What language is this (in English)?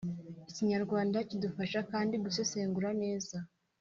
Kinyarwanda